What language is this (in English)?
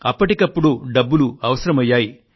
Telugu